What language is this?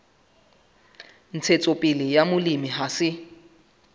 Southern Sotho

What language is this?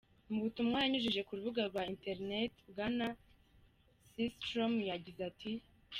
Kinyarwanda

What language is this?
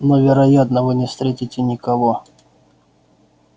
Russian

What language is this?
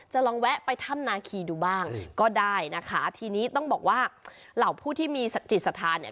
Thai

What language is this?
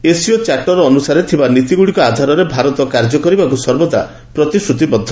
Odia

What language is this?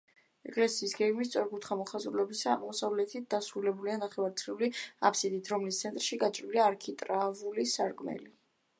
Georgian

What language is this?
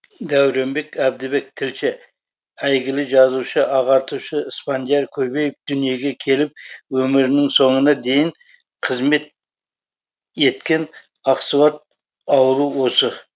Kazakh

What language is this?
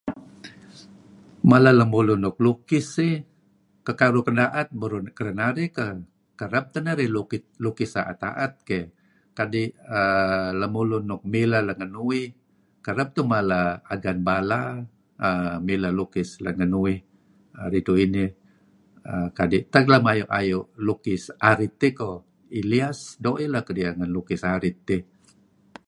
Kelabit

